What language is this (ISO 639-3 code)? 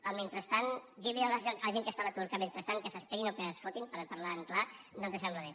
cat